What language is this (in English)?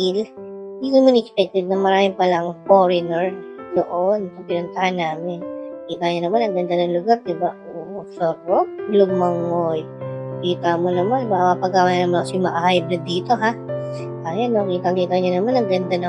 Filipino